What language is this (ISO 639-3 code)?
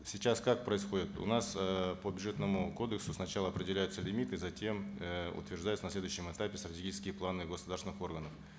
kaz